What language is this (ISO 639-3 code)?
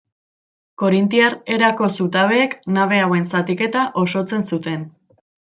eus